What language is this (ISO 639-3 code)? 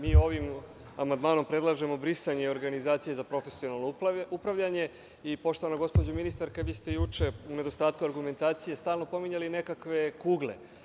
srp